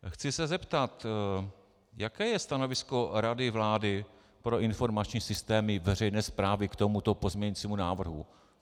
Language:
Czech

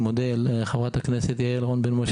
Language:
Hebrew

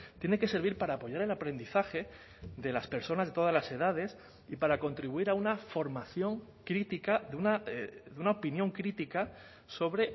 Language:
Spanish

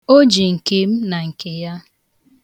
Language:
Igbo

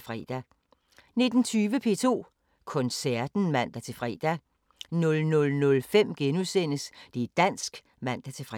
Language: Danish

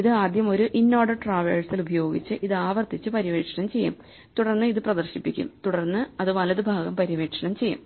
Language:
Malayalam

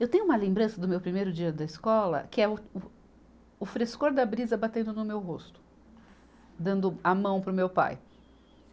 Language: Portuguese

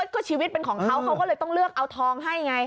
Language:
Thai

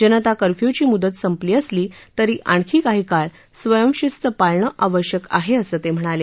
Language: Marathi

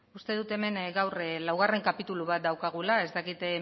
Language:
Basque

